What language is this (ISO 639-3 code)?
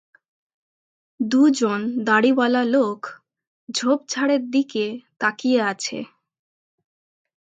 ben